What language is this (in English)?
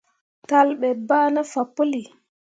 Mundang